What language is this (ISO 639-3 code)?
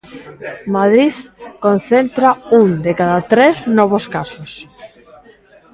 glg